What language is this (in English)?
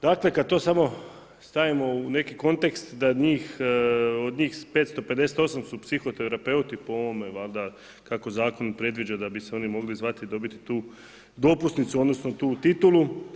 Croatian